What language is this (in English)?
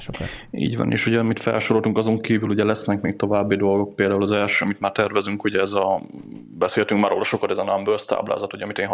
Hungarian